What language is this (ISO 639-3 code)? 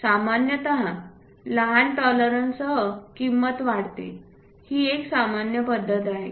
mar